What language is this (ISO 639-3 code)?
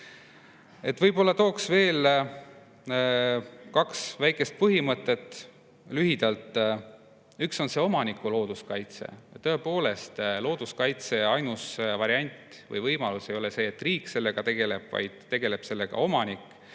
est